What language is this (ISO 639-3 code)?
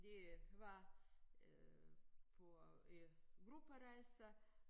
dan